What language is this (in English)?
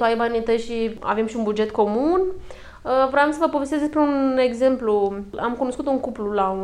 Romanian